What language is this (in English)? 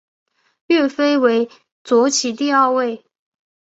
Chinese